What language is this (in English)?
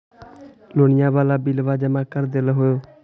Magahi